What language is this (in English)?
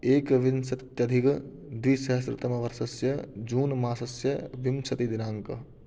Sanskrit